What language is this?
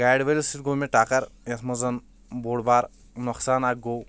Kashmiri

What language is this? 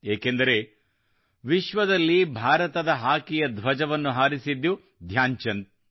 Kannada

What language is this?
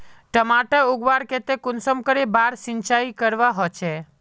Magahi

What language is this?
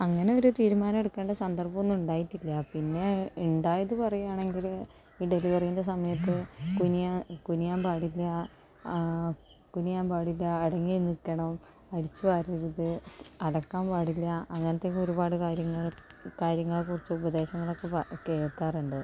Malayalam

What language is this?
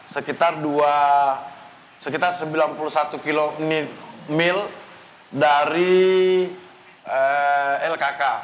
Indonesian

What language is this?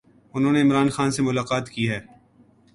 Urdu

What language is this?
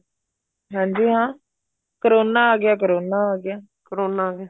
Punjabi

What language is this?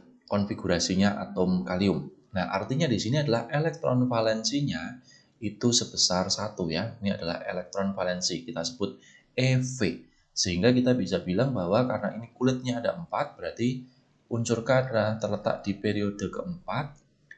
Indonesian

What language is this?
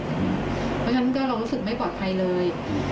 Thai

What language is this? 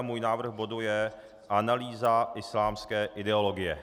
Czech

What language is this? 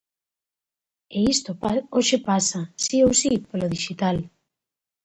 Galician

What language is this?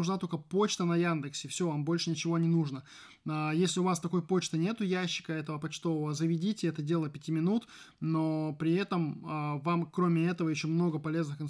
Russian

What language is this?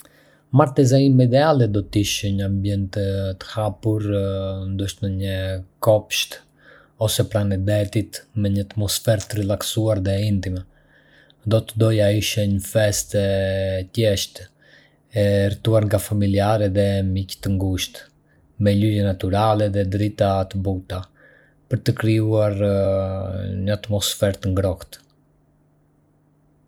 Arbëreshë Albanian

